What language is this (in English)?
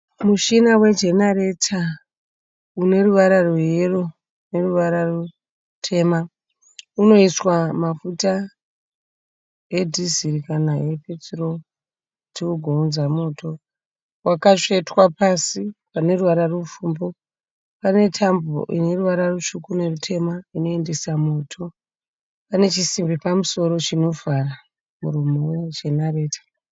Shona